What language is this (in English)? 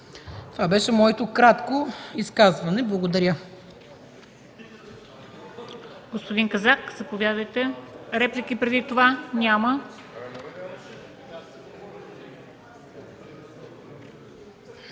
Bulgarian